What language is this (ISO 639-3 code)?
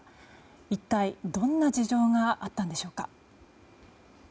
jpn